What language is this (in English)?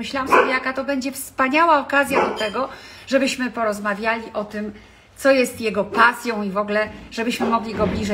Polish